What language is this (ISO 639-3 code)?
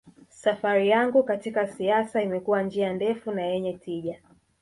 swa